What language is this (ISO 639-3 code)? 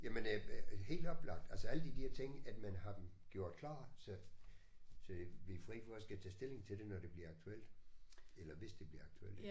dan